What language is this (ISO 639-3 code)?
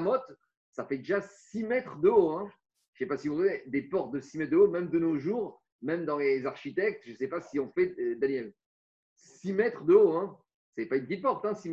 fra